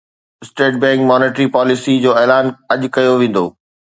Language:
Sindhi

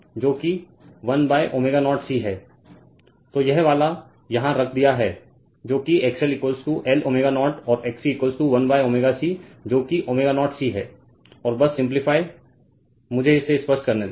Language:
Hindi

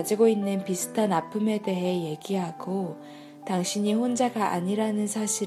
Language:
Korean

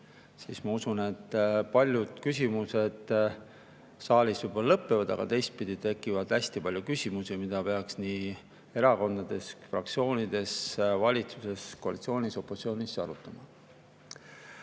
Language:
Estonian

